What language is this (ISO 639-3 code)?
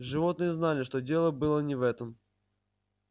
rus